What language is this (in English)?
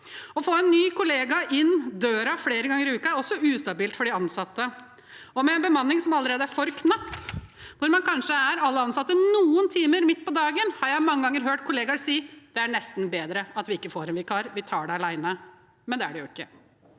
Norwegian